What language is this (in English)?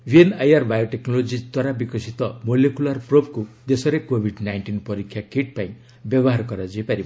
Odia